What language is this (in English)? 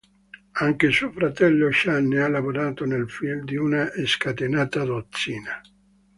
Italian